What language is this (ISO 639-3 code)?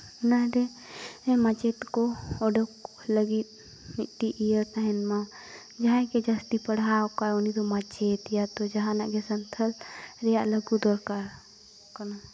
sat